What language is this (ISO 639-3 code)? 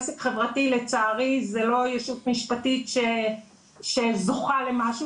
heb